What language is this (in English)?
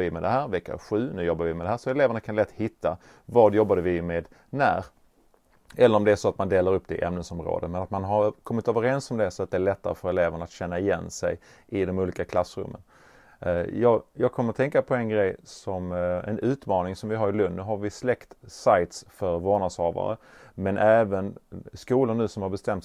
Swedish